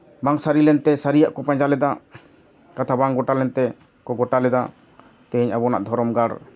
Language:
Santali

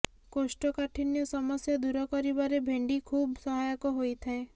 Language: Odia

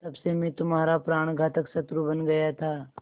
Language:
Hindi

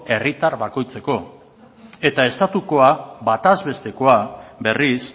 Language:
Basque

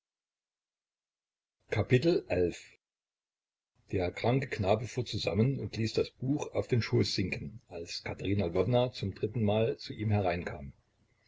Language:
German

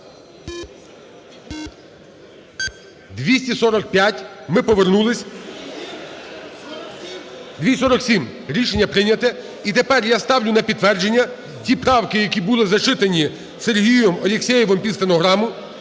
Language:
Ukrainian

